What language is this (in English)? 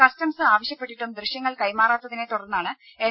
Malayalam